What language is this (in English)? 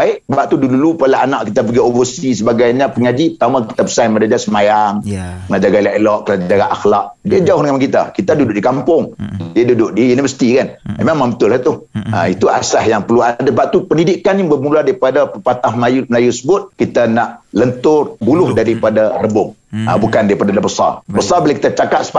Malay